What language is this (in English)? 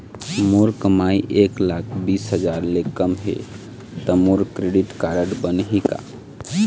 Chhattisgarhi